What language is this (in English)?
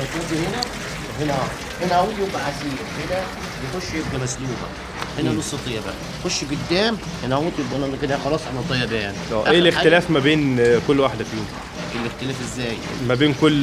Arabic